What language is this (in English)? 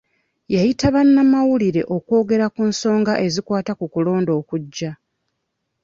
Ganda